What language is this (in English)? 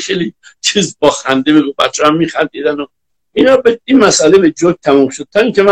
Persian